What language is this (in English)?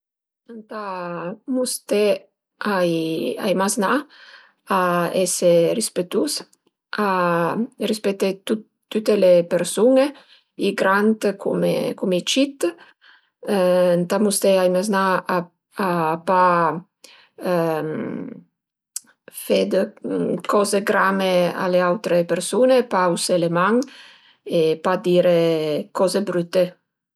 Piedmontese